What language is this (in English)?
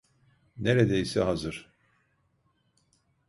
Turkish